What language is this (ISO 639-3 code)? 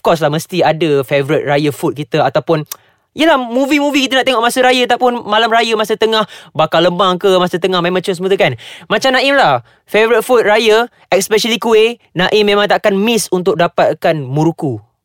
msa